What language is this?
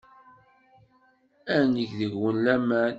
Kabyle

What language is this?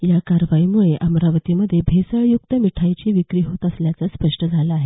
Marathi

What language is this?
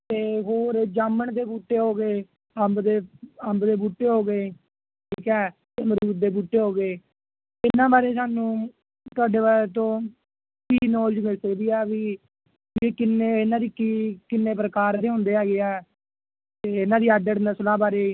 Punjabi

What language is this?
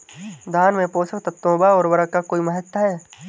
Hindi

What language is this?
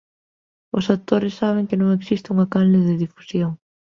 Galician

